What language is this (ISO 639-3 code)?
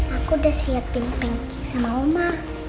ind